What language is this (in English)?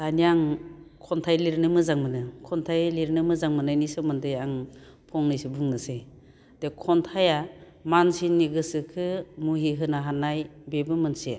Bodo